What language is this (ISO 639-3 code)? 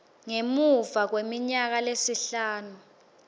ssw